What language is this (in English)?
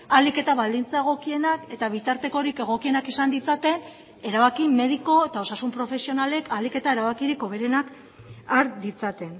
Basque